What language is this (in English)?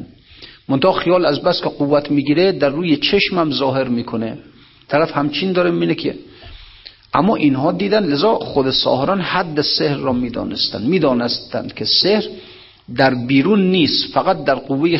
Persian